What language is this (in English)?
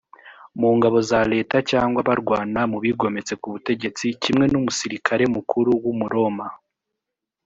Kinyarwanda